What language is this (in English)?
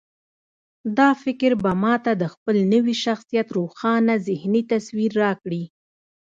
Pashto